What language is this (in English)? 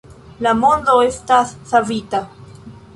Esperanto